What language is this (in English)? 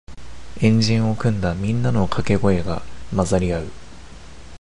Japanese